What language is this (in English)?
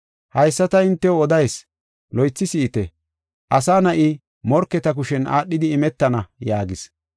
Gofa